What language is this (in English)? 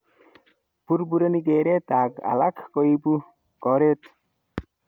Kalenjin